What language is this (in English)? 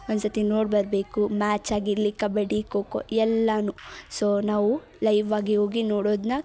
Kannada